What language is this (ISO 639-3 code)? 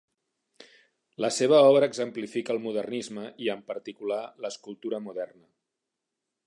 cat